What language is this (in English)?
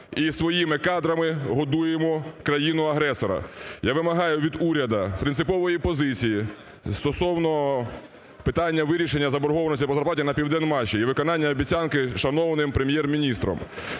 Ukrainian